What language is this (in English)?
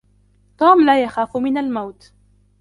Arabic